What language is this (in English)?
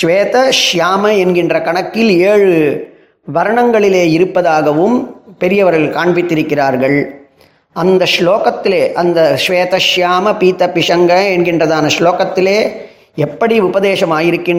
Tamil